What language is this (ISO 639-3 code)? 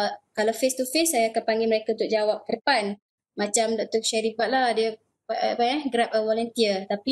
msa